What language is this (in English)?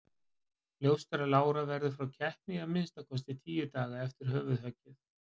Icelandic